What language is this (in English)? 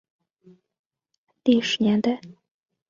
Chinese